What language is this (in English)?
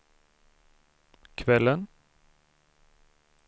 Swedish